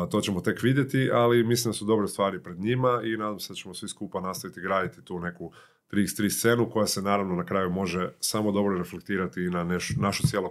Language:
Croatian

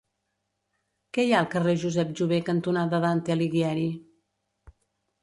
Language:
Catalan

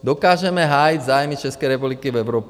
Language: Czech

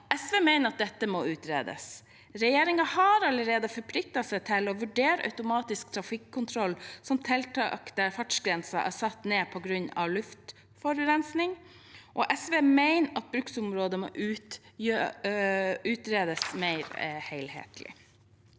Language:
Norwegian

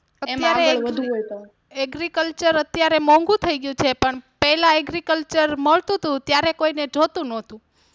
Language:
Gujarati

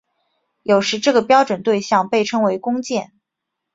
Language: Chinese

